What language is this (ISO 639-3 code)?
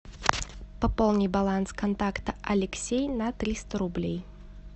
rus